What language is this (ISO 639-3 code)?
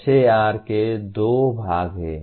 hin